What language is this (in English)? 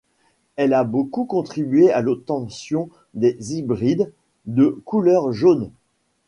French